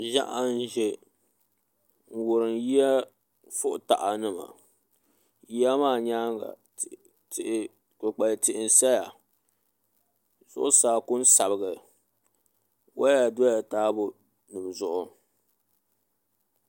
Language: Dagbani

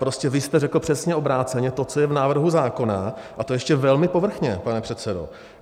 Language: Czech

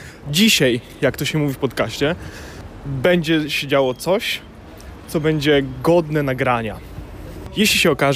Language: Polish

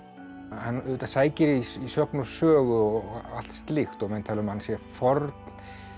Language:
Icelandic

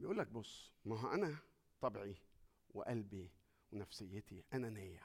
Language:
Arabic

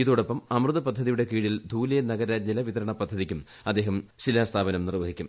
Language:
Malayalam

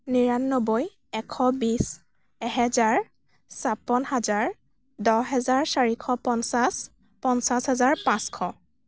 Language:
Assamese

